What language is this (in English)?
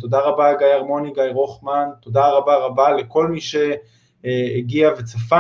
Hebrew